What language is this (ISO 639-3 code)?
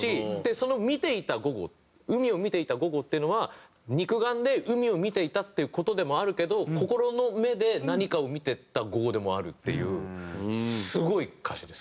jpn